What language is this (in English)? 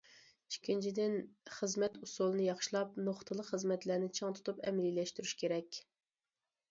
Uyghur